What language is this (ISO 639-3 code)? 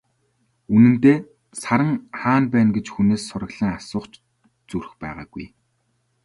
mon